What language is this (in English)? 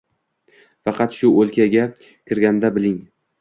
Uzbek